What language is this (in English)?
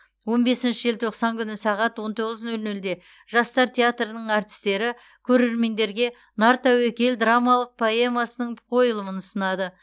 Kazakh